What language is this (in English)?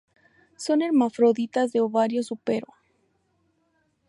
Spanish